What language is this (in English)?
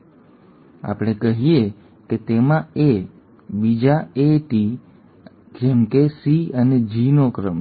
Gujarati